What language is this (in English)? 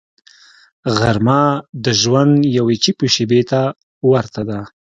Pashto